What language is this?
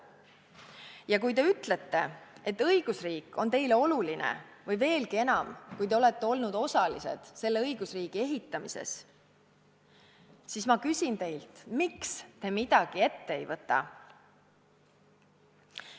Estonian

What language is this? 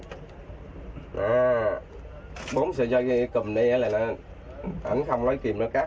Vietnamese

